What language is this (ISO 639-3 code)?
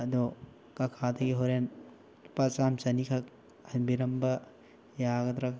mni